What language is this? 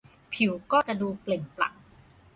Thai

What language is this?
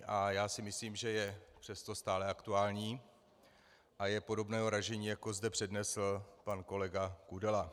Czech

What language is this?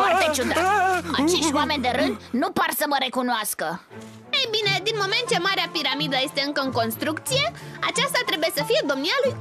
Romanian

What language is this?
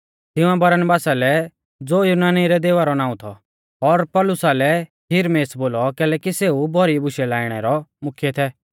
Mahasu Pahari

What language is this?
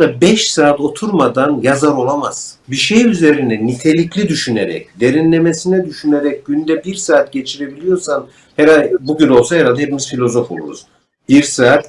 Turkish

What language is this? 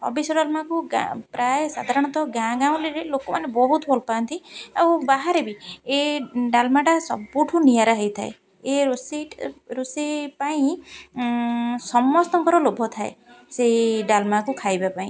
Odia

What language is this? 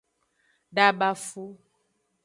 Aja (Benin)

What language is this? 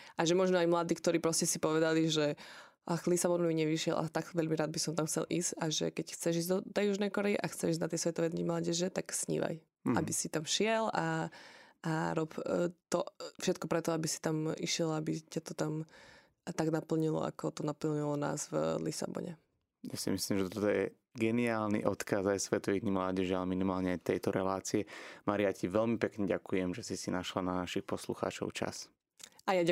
Slovak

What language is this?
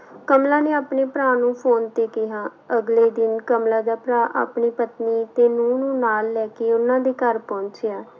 Punjabi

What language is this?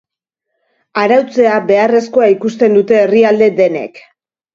Basque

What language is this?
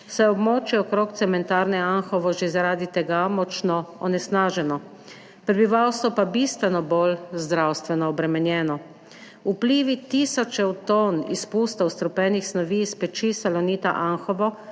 Slovenian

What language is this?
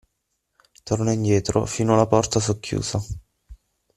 Italian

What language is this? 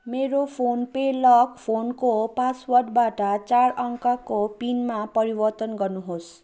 Nepali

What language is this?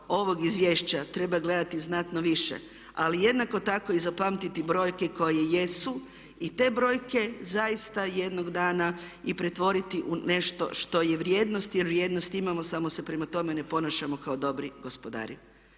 Croatian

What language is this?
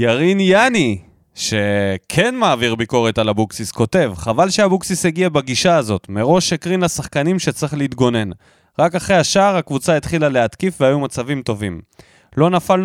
Hebrew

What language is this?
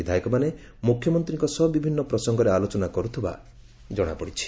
Odia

